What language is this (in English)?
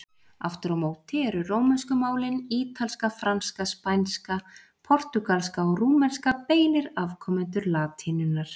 Icelandic